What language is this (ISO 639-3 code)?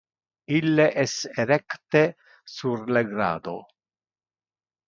ina